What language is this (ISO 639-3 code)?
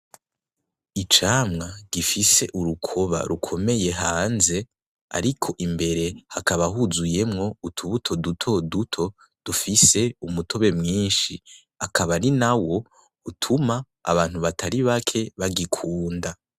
run